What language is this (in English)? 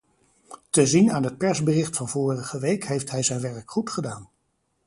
Dutch